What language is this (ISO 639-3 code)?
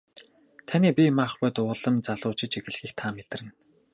mon